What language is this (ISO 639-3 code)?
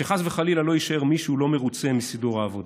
heb